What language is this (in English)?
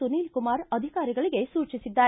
Kannada